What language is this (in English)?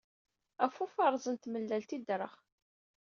Kabyle